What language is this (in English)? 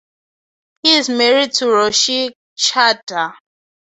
English